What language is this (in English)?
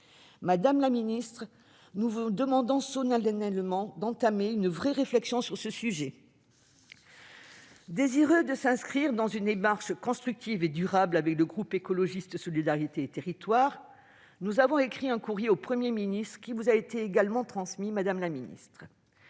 French